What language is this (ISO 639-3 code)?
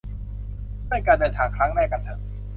tha